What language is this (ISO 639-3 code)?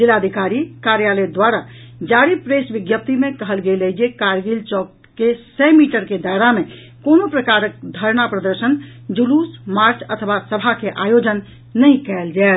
mai